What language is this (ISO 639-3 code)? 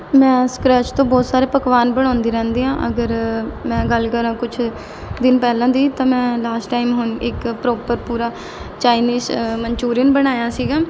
pan